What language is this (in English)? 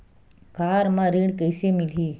Chhattisgarhi